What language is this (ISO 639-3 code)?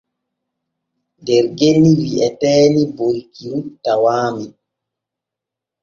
fue